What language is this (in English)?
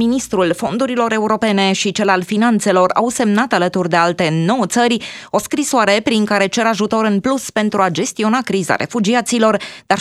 Romanian